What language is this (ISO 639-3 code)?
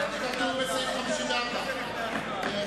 heb